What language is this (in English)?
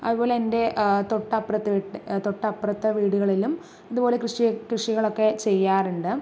Malayalam